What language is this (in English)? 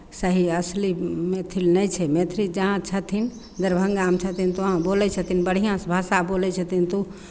Maithili